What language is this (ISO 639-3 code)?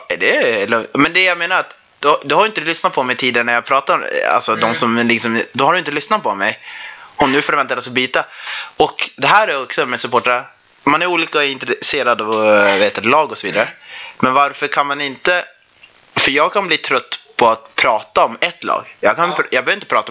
swe